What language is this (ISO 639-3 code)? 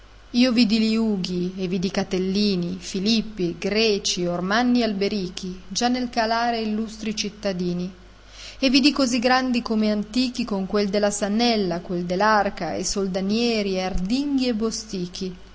ita